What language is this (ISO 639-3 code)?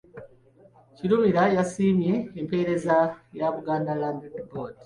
lug